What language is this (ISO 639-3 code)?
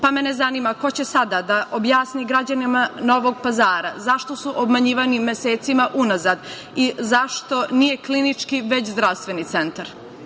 srp